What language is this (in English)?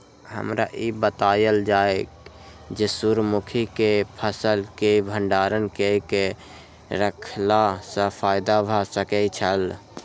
Maithili